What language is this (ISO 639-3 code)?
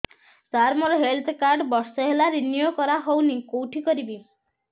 ori